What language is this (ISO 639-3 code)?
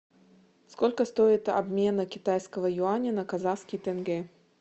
rus